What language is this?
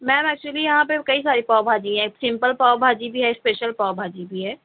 Urdu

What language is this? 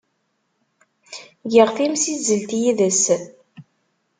Kabyle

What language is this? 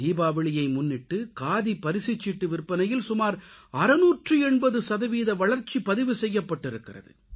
Tamil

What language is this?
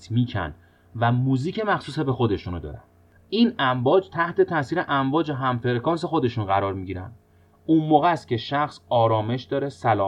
Persian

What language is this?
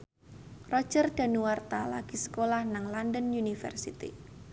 Javanese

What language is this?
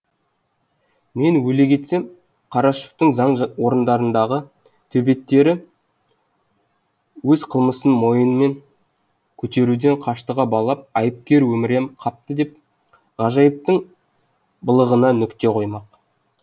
Kazakh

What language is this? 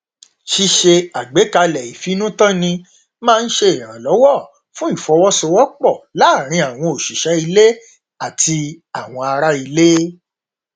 Yoruba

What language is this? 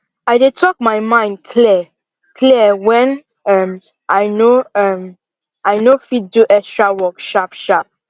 Nigerian Pidgin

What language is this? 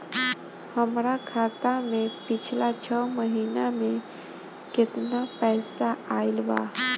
Bhojpuri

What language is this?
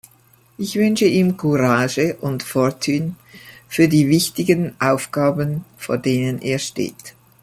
German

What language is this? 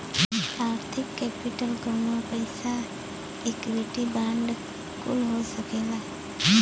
Bhojpuri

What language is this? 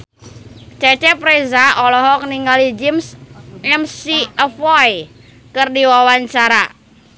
Sundanese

